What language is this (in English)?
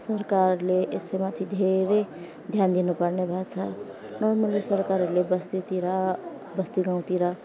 Nepali